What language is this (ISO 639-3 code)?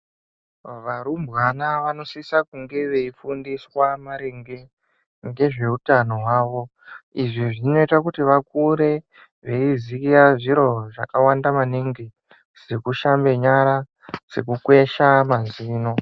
ndc